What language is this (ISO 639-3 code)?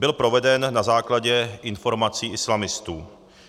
ces